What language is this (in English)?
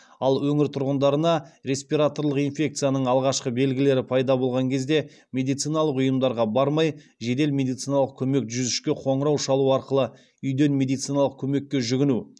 Kazakh